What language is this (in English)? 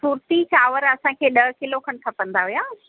Sindhi